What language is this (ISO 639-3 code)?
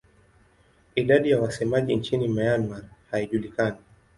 swa